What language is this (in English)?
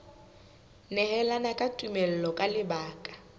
Southern Sotho